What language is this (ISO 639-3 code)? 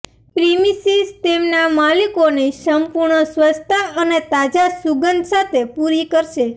guj